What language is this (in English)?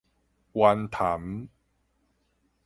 Min Nan Chinese